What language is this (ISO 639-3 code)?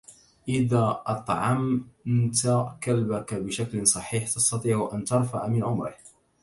ara